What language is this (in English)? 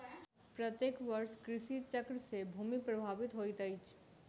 Maithili